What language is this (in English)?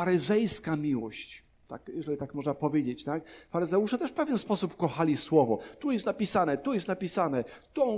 Polish